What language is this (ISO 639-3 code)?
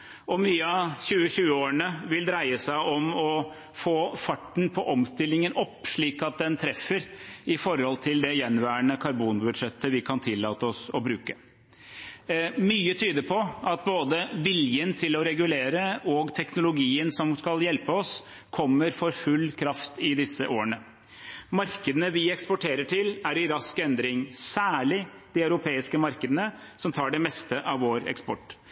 nob